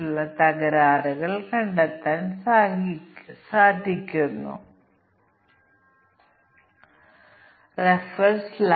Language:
Malayalam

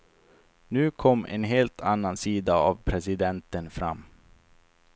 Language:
Swedish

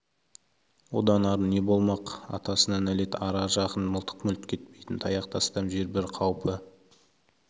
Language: Kazakh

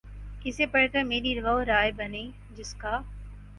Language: Urdu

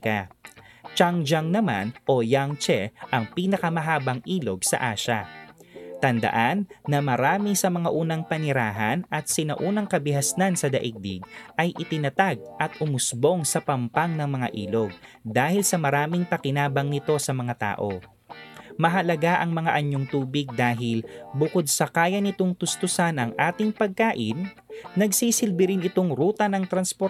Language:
Filipino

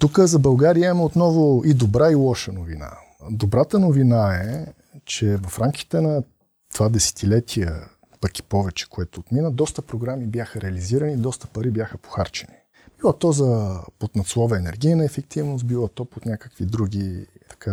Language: Bulgarian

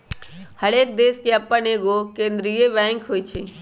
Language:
Magahi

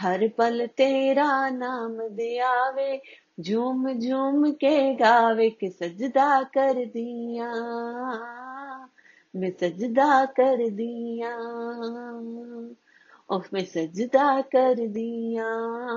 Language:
Hindi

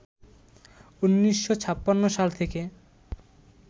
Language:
Bangla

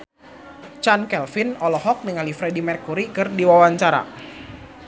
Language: Sundanese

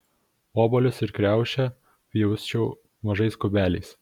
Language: Lithuanian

